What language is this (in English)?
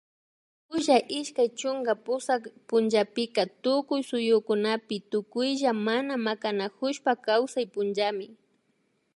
Imbabura Highland Quichua